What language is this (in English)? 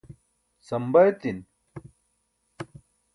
Burushaski